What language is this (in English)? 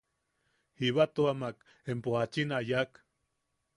Yaqui